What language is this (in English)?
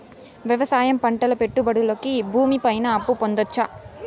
Telugu